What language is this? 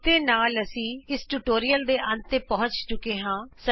Punjabi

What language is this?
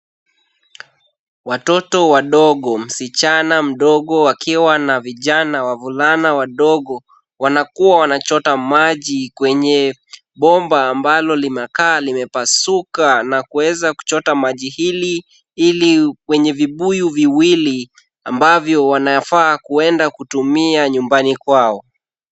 Swahili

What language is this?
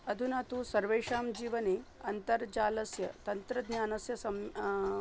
Sanskrit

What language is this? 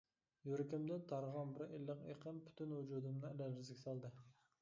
Uyghur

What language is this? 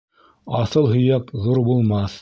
Bashkir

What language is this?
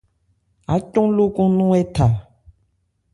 Ebrié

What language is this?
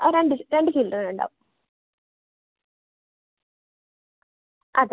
Malayalam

